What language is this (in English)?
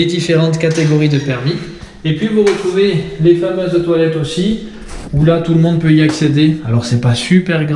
French